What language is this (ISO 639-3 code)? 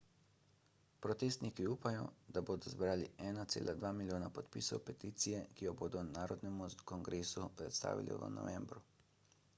slv